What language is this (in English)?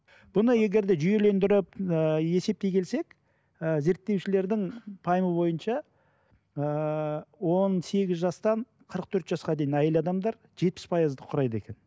Kazakh